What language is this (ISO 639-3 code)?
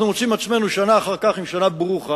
heb